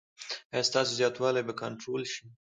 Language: Pashto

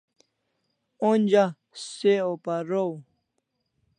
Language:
Kalasha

